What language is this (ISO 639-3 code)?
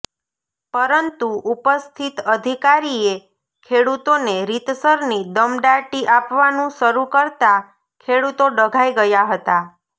guj